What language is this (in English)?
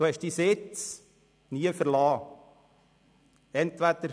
Swiss German